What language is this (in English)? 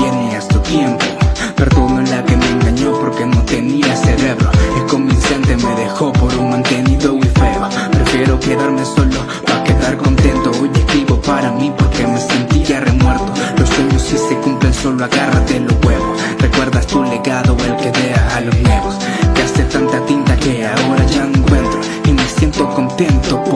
Italian